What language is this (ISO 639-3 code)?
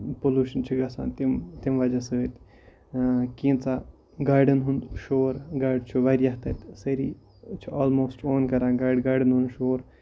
kas